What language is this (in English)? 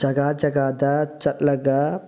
Manipuri